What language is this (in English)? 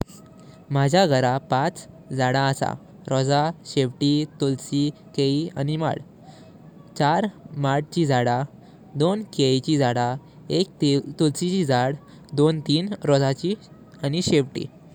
Konkani